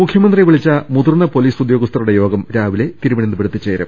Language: Malayalam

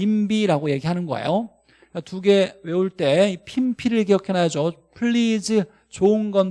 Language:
Korean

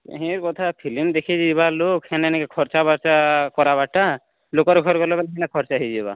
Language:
Odia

